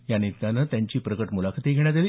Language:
Marathi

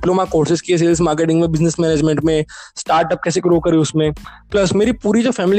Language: Hindi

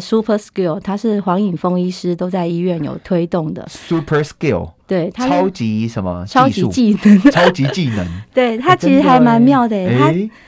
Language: Chinese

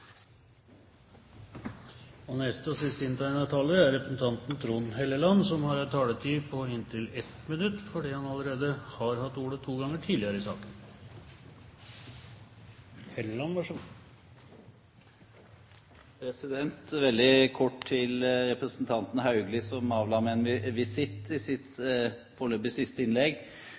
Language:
Norwegian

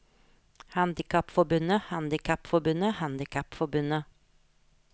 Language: Norwegian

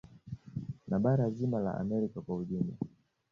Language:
Swahili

